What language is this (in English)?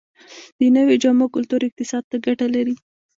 Pashto